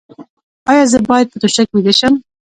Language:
Pashto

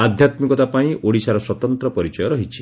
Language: Odia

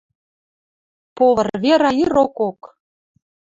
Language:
Western Mari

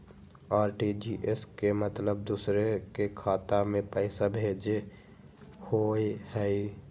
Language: Magahi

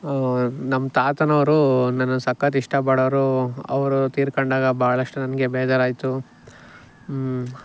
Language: Kannada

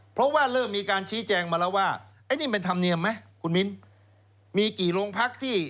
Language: Thai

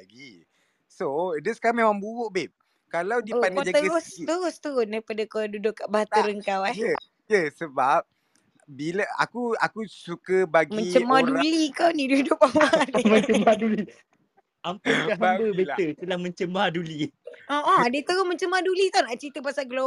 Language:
Malay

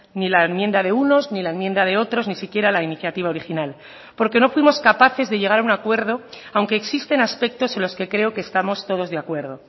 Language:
Spanish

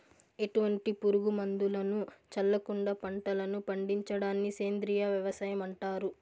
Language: Telugu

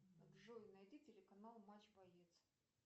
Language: Russian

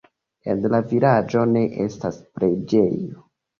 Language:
Esperanto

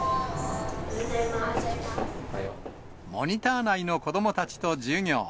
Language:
Japanese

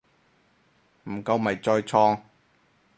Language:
Cantonese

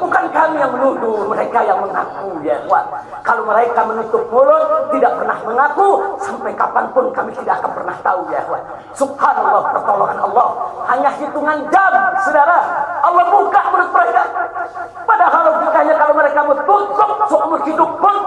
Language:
Indonesian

